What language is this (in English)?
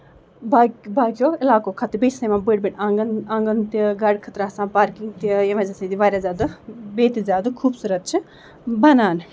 Kashmiri